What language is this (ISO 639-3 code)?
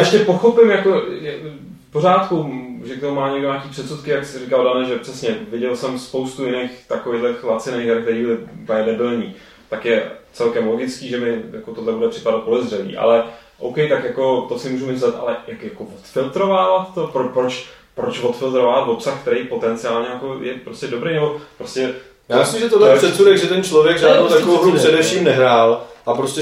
ces